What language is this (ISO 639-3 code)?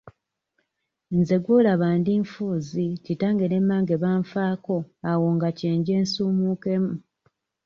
lug